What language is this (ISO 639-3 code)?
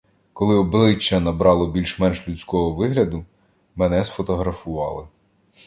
ukr